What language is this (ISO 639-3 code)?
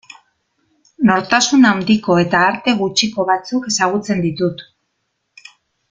eus